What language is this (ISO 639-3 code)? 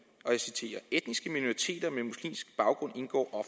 dan